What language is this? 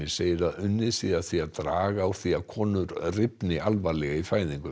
Icelandic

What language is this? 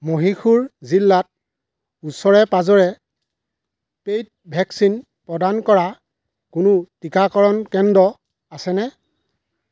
Assamese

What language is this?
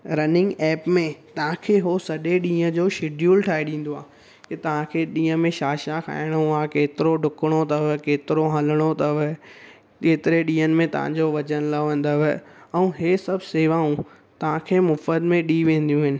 Sindhi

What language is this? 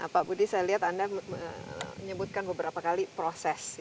Indonesian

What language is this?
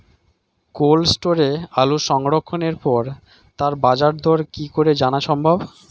Bangla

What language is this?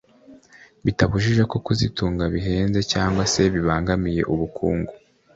Kinyarwanda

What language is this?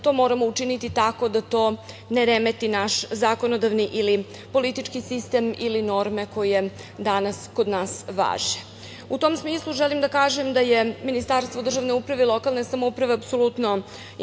Serbian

